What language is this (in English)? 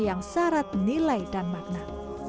Indonesian